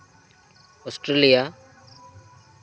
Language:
Santali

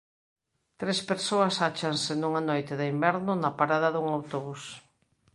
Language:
Galician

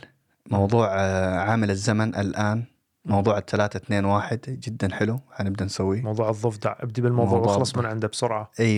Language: Arabic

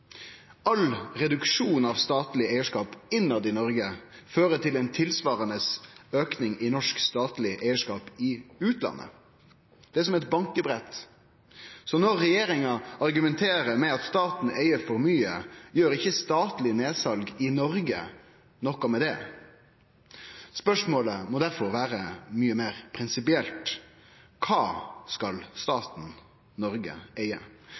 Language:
Norwegian Nynorsk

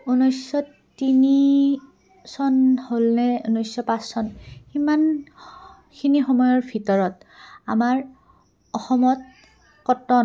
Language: Assamese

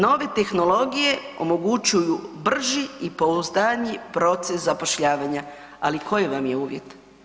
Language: Croatian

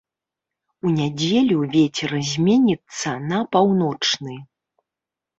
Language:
Belarusian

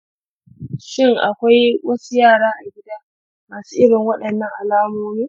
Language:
Hausa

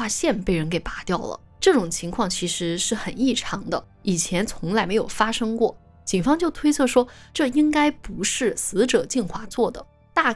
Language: Chinese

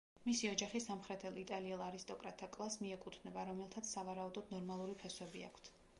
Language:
Georgian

